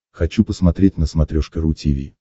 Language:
Russian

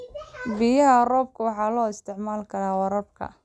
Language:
Somali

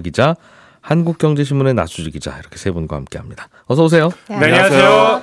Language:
Korean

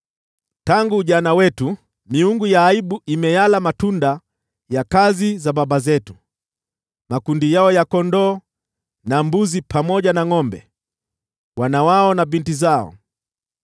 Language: Swahili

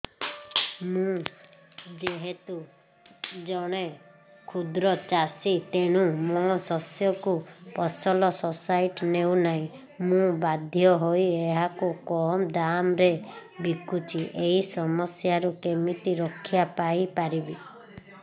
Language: Odia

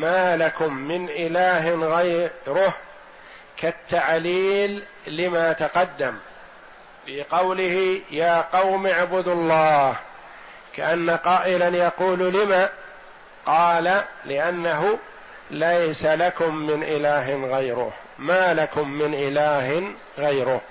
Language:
Arabic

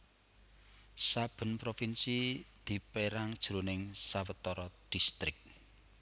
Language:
Javanese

